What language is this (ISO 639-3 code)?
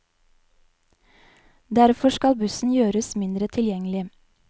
nor